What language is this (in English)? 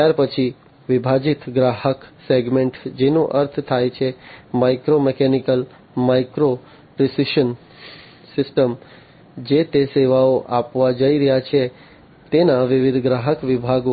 Gujarati